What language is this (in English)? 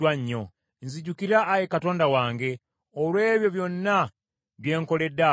Ganda